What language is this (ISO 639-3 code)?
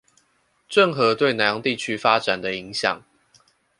zho